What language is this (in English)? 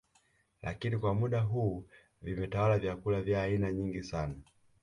Swahili